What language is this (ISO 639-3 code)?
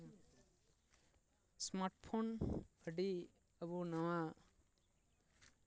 sat